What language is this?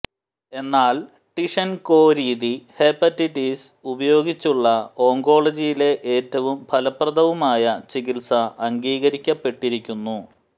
Malayalam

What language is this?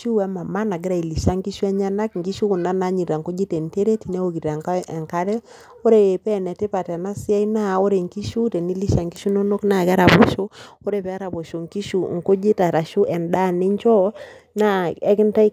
Masai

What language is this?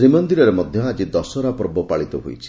Odia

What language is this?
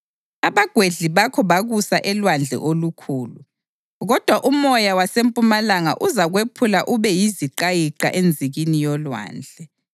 North Ndebele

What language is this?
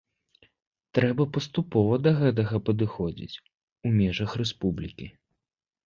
Belarusian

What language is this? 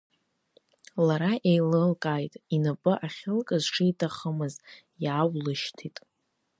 Abkhazian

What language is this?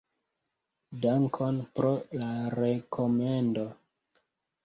Esperanto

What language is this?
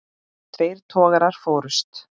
Icelandic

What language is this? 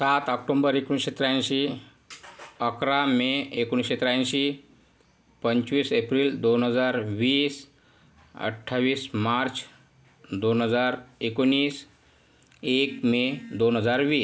Marathi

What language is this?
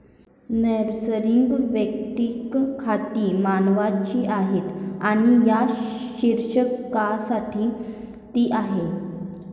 Marathi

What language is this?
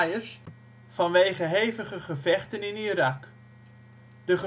Dutch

